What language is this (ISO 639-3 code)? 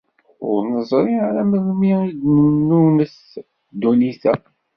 kab